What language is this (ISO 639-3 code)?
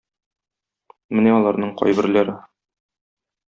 tat